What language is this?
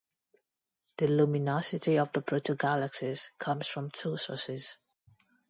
English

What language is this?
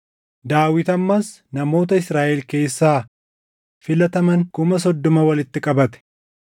Oromo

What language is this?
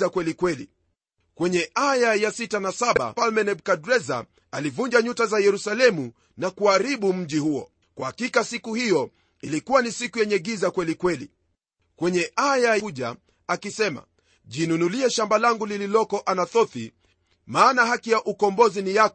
Swahili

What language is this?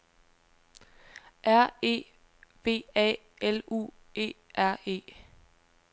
Danish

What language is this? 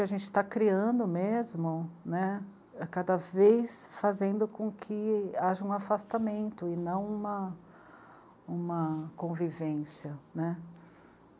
Portuguese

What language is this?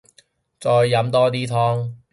Cantonese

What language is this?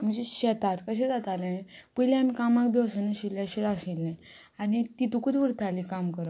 Konkani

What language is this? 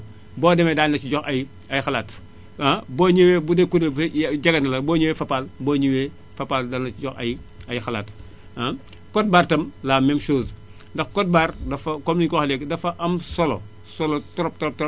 Wolof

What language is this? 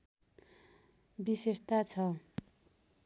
Nepali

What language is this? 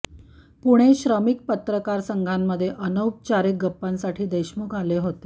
Marathi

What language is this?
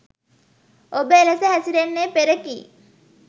Sinhala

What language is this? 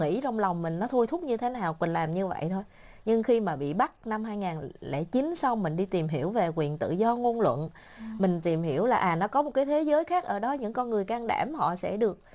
Vietnamese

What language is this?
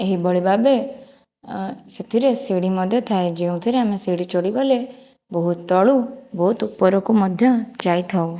Odia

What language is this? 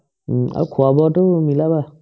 Assamese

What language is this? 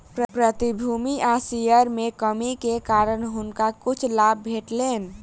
Maithili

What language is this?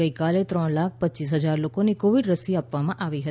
Gujarati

